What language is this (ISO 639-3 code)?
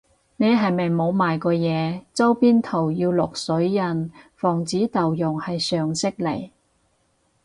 yue